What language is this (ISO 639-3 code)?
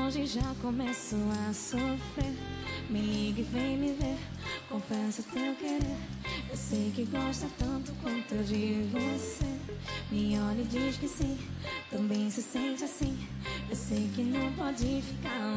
bul